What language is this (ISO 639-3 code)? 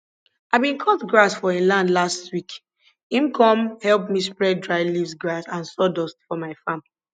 pcm